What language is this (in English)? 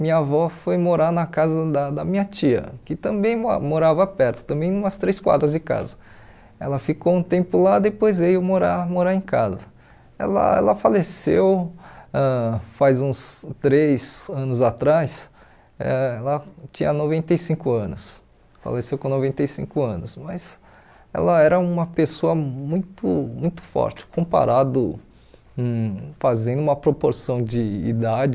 Portuguese